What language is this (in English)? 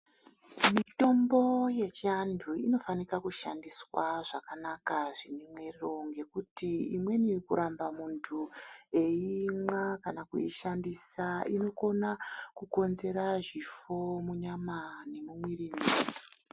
Ndau